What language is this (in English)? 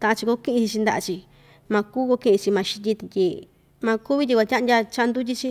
Ixtayutla Mixtec